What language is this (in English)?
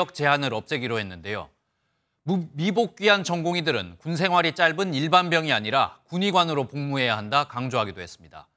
Korean